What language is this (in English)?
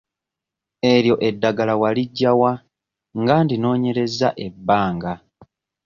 Ganda